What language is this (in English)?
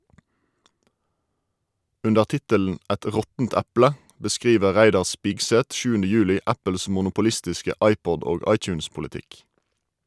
Norwegian